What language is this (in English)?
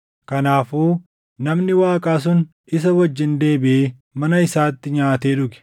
Oromo